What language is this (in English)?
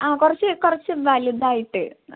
Malayalam